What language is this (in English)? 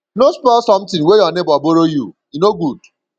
Nigerian Pidgin